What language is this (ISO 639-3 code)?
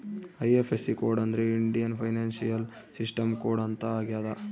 kan